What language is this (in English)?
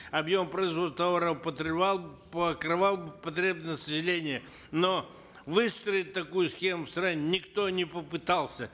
Kazakh